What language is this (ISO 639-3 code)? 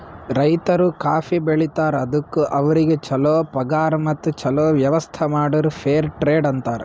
kan